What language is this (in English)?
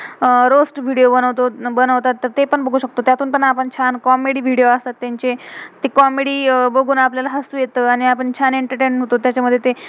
Marathi